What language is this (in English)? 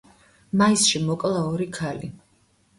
Georgian